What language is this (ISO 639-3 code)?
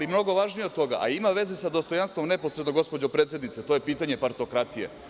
srp